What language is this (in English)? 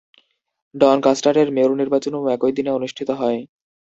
Bangla